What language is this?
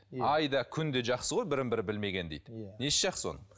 Kazakh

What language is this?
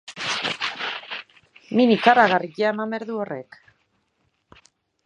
Basque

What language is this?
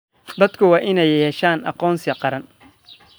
Somali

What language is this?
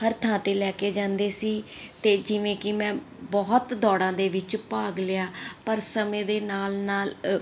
Punjabi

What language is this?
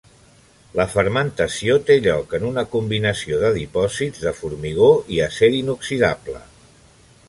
Catalan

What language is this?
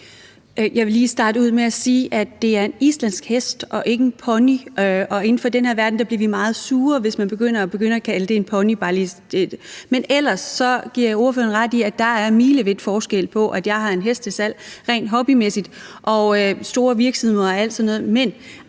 Danish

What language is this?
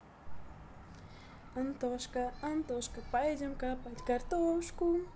Russian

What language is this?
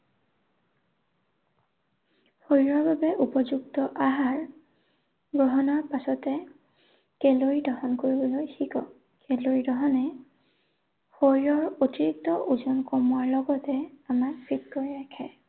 Assamese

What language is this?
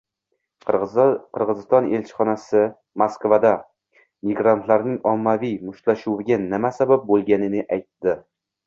Uzbek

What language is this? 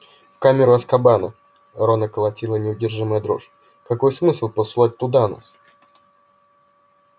Russian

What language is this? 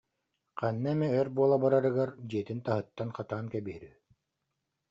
Yakut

